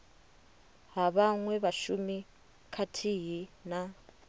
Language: Venda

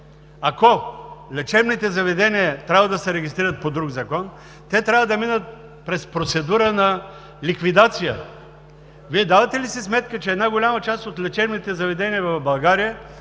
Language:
Bulgarian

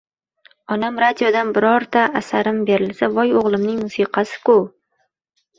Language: Uzbek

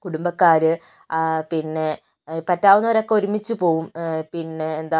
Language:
Malayalam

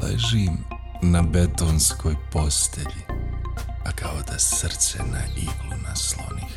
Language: Croatian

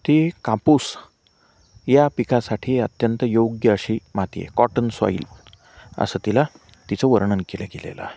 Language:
Marathi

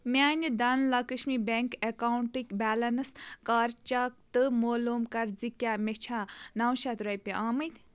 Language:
Kashmiri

